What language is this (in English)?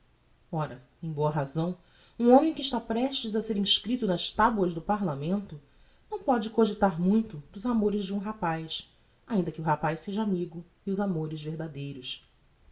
Portuguese